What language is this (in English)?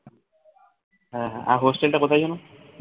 Bangla